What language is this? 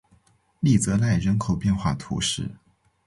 Chinese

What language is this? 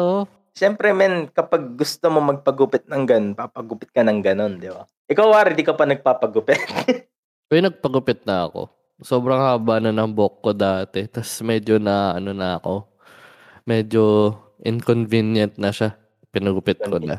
Filipino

